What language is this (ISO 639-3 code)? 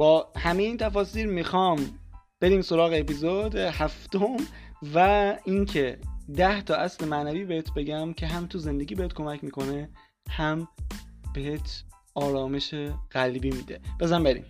fas